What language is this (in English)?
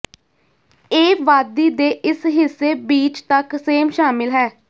Punjabi